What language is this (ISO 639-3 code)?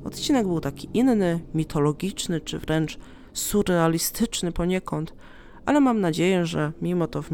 pol